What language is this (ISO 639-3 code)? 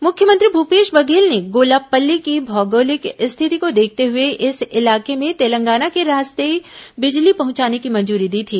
hin